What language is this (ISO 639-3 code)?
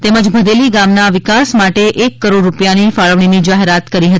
guj